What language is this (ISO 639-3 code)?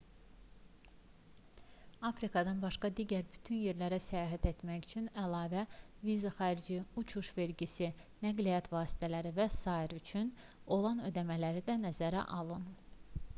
aze